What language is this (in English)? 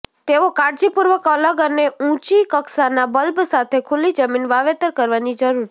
Gujarati